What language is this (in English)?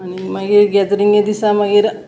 Konkani